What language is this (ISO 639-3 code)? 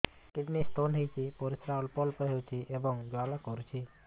ori